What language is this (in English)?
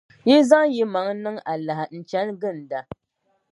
Dagbani